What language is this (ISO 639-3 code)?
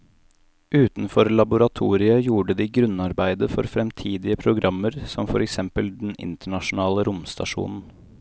nor